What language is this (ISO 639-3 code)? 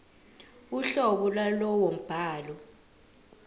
zul